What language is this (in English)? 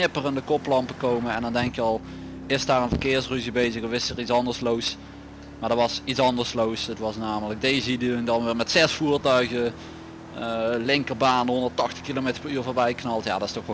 Dutch